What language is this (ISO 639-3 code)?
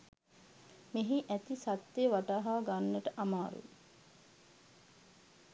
sin